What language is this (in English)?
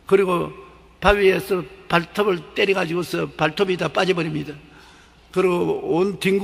Korean